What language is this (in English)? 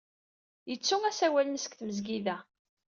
Kabyle